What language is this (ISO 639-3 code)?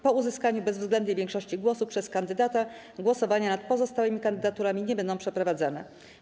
pol